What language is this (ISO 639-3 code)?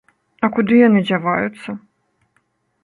bel